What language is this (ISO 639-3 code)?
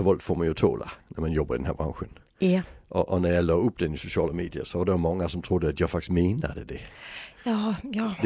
swe